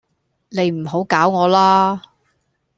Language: Cantonese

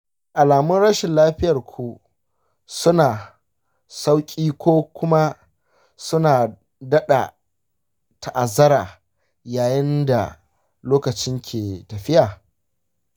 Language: Hausa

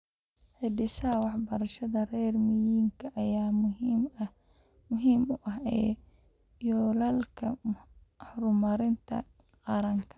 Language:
Somali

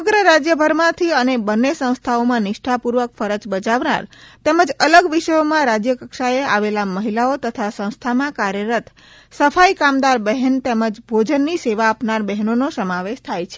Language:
Gujarati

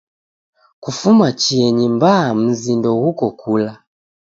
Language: Taita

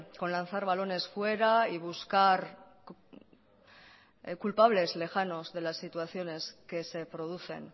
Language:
Spanish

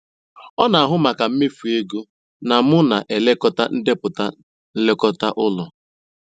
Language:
Igbo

